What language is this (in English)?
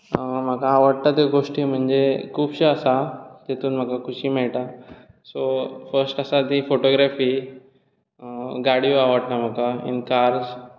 Konkani